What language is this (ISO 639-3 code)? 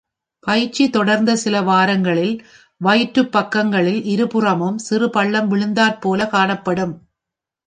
tam